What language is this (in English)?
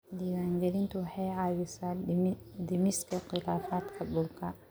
Somali